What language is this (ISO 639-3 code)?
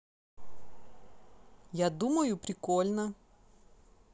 rus